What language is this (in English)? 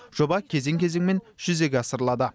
Kazakh